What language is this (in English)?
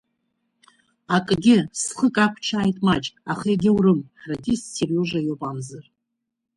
Abkhazian